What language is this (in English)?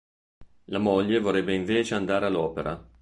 Italian